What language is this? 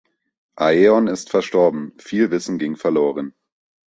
German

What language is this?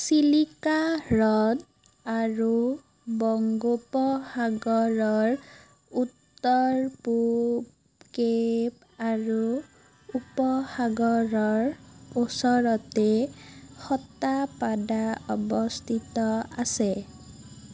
Assamese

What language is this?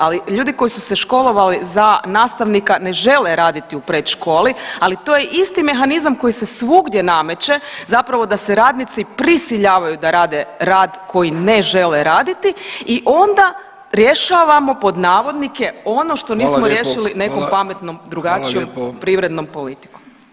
Croatian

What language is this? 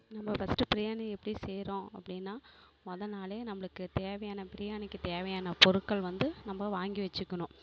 Tamil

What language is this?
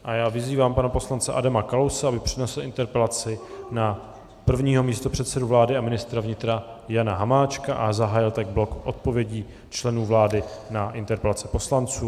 Czech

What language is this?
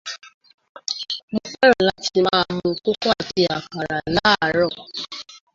Yoruba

